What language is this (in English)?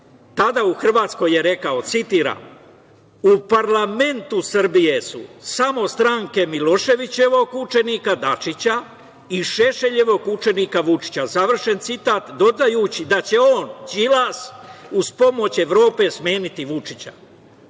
Serbian